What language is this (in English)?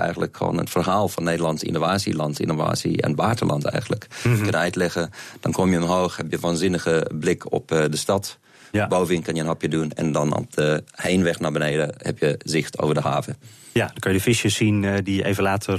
Dutch